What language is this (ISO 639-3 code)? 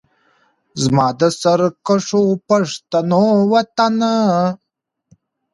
pus